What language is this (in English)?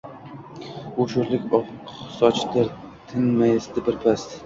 Uzbek